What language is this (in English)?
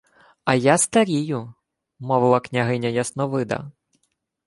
Ukrainian